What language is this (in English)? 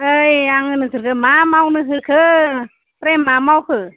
Bodo